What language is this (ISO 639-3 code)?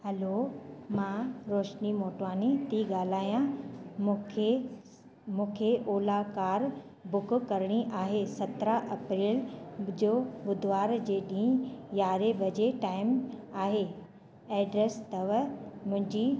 snd